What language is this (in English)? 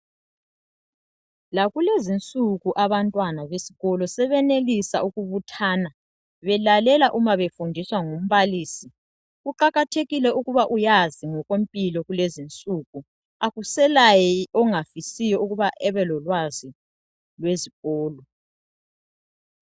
North Ndebele